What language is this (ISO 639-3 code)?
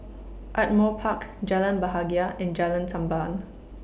eng